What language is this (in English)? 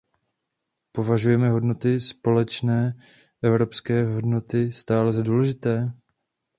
Czech